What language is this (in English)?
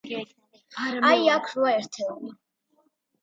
Georgian